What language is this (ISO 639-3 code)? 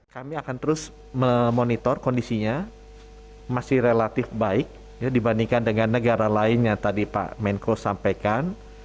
ind